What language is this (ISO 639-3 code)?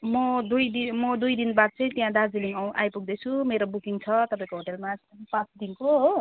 nep